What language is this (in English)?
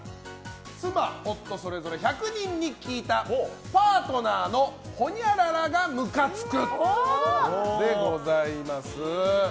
Japanese